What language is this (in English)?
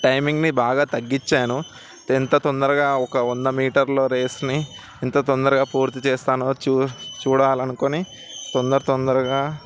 Telugu